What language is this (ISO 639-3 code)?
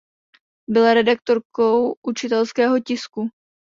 ces